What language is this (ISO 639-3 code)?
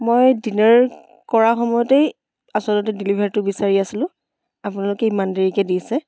asm